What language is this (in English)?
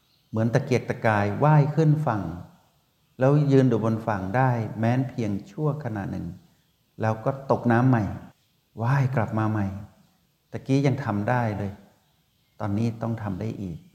Thai